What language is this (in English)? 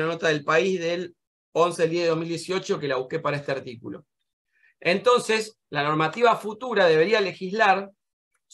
Spanish